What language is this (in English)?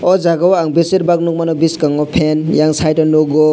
Kok Borok